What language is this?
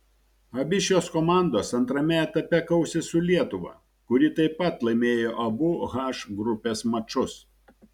Lithuanian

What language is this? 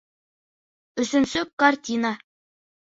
Bashkir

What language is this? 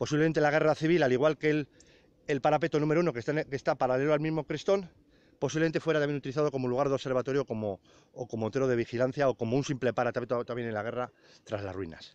Spanish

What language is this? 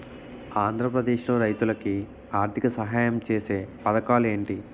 Telugu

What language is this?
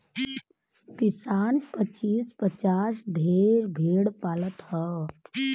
Bhojpuri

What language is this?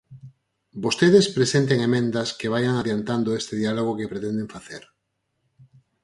Galician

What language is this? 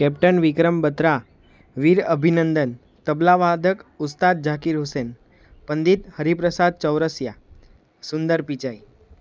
Gujarati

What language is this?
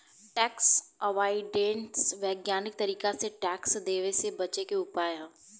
Bhojpuri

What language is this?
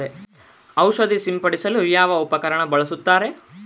Kannada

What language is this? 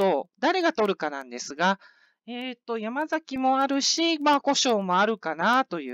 Japanese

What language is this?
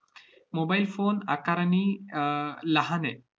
Marathi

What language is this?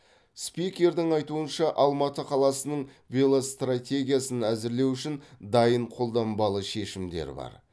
Kazakh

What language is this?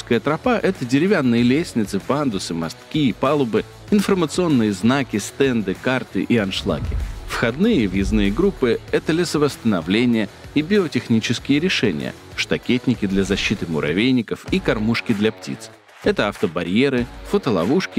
Russian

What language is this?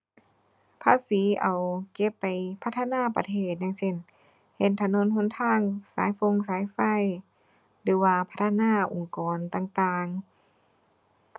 Thai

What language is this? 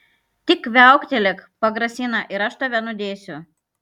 Lithuanian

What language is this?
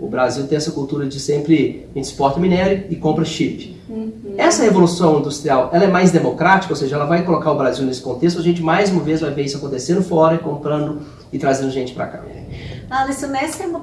Portuguese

